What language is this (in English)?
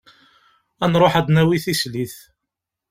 Kabyle